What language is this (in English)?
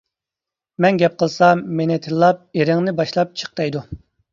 Uyghur